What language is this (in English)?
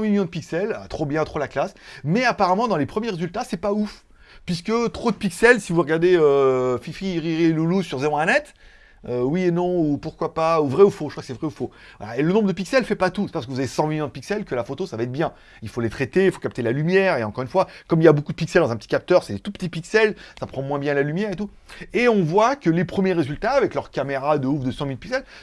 French